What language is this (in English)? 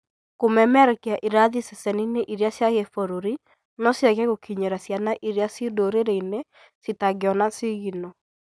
Kikuyu